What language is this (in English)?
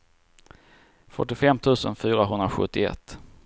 Swedish